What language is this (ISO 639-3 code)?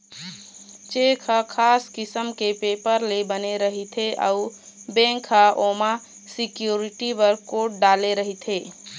hne